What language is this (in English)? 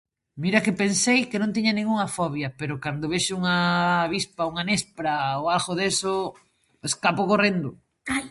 Galician